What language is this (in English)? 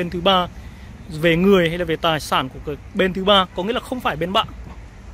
Vietnamese